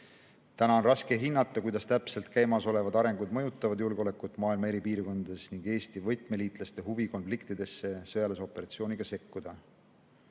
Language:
Estonian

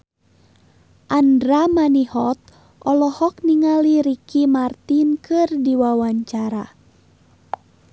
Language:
Sundanese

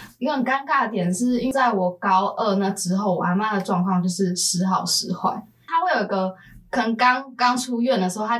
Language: Chinese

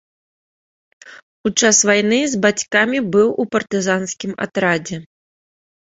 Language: Belarusian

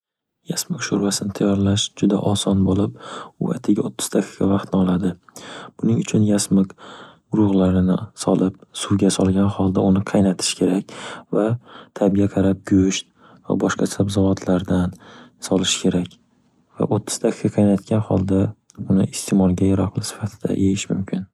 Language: Uzbek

